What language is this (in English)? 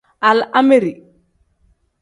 Tem